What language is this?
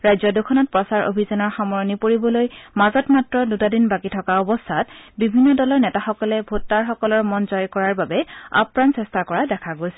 Assamese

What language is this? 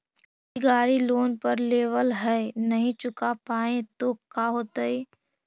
Magahi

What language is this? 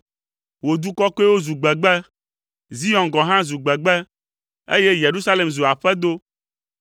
Ewe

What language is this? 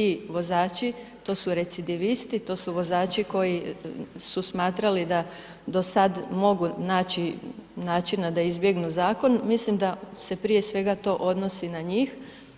Croatian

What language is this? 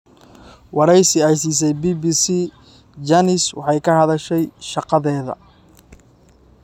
Somali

